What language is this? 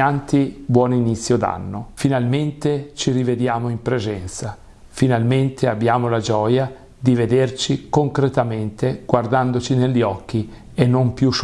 Italian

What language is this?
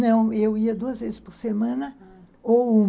Portuguese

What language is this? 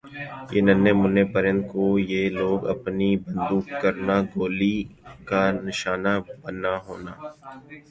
Urdu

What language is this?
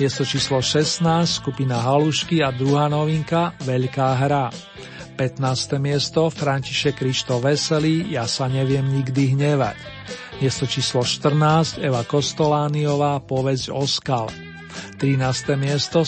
Slovak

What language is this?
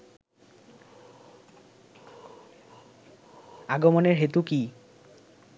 Bangla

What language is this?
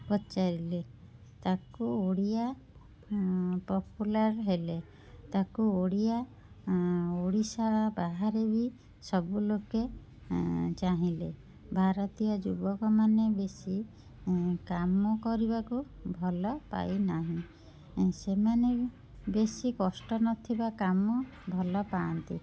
Odia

